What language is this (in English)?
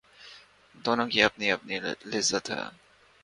Urdu